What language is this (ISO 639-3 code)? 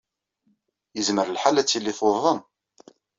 kab